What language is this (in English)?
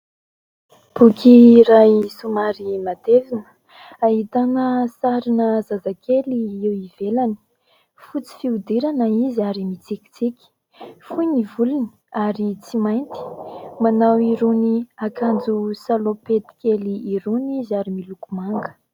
Malagasy